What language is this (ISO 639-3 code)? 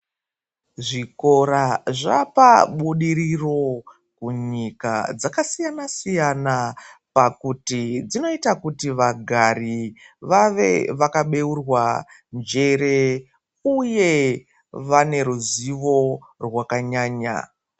ndc